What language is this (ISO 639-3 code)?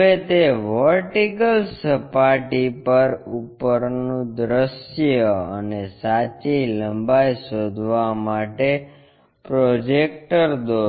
guj